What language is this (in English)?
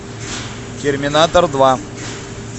Russian